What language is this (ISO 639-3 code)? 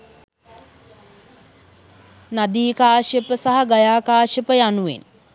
sin